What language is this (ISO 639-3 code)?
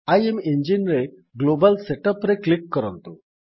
ori